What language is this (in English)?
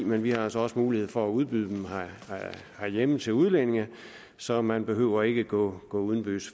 Danish